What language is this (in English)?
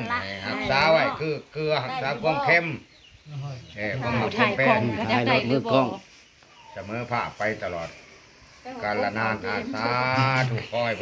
Thai